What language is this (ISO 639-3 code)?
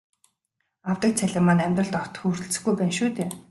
mon